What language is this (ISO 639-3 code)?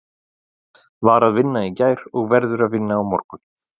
isl